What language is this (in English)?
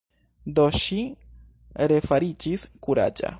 Esperanto